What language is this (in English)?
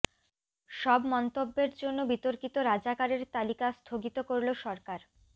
Bangla